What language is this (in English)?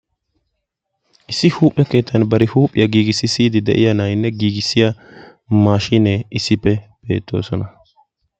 Wolaytta